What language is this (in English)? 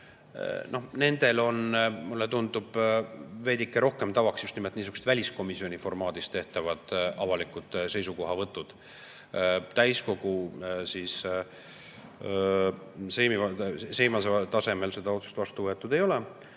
Estonian